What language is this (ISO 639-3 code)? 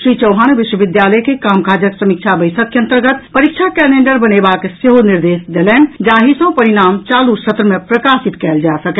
mai